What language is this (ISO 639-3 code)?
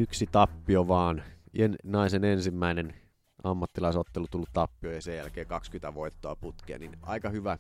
fin